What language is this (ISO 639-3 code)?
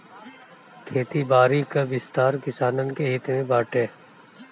bho